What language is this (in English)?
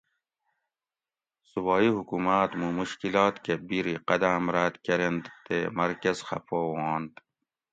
Gawri